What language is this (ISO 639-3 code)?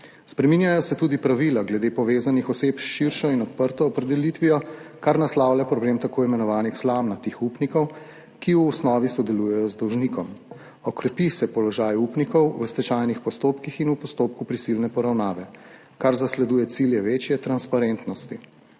slv